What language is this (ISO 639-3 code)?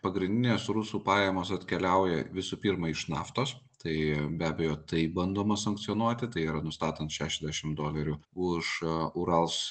lit